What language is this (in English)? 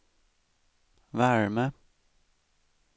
Swedish